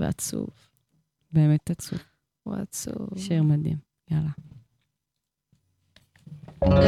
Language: Hebrew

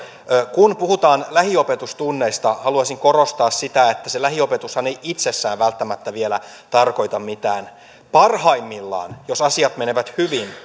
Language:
Finnish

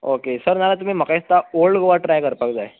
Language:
Konkani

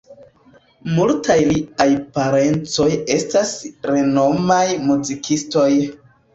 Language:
Esperanto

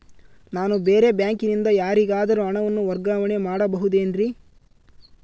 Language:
Kannada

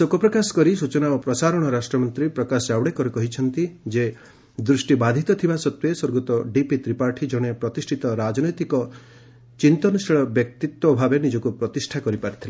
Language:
Odia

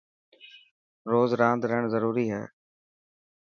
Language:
Dhatki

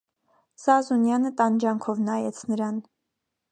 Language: Armenian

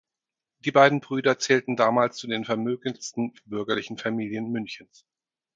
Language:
German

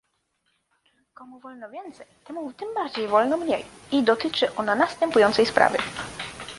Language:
Polish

